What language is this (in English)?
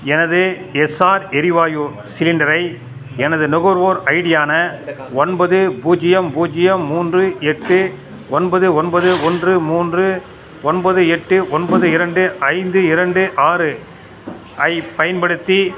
Tamil